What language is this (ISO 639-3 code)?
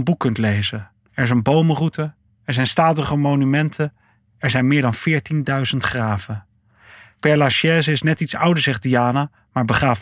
nld